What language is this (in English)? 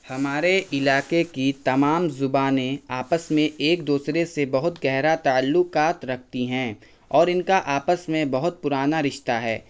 Urdu